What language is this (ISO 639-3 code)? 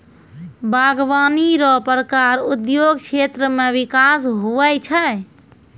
mai